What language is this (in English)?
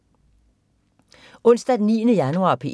Danish